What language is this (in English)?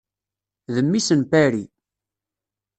Kabyle